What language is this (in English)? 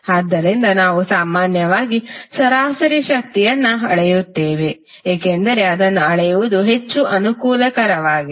Kannada